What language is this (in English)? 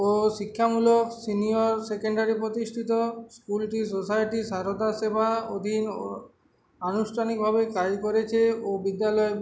Bangla